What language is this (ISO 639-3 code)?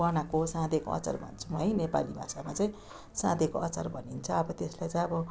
nep